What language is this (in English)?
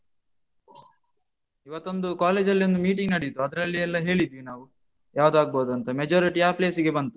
Kannada